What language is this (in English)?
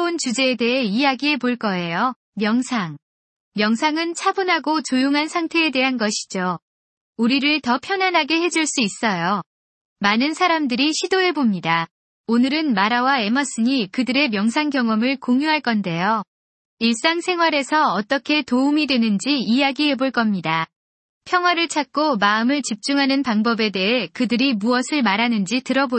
Korean